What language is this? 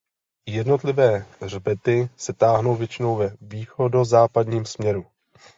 Czech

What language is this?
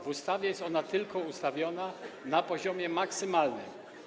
Polish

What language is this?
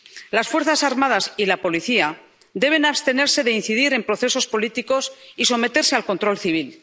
Spanish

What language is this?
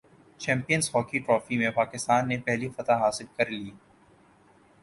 Urdu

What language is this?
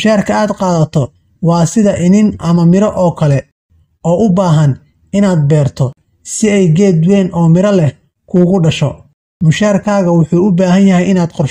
Arabic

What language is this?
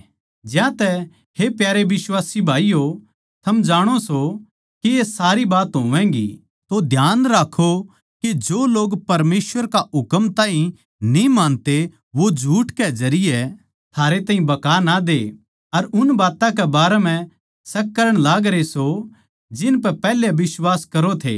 Haryanvi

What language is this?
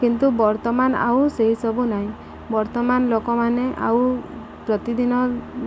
Odia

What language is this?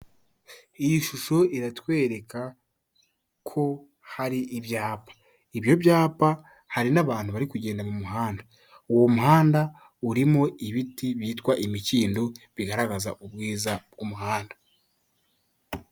Kinyarwanda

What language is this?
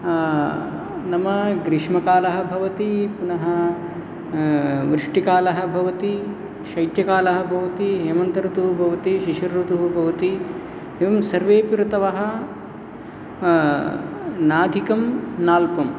Sanskrit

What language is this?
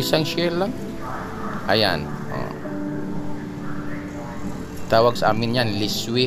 Filipino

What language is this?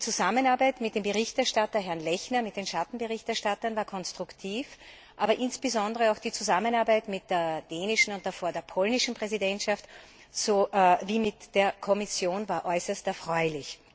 German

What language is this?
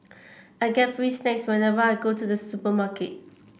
English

